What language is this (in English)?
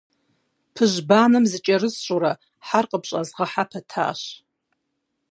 Kabardian